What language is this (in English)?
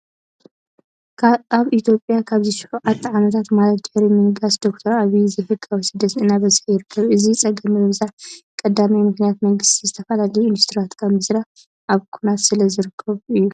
Tigrinya